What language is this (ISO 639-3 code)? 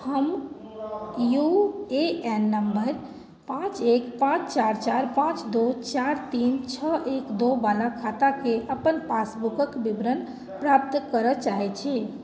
mai